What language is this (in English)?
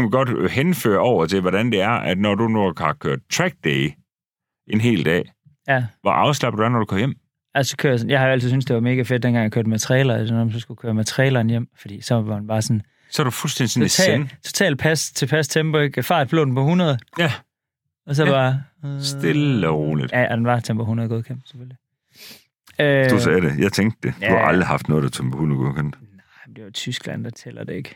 Danish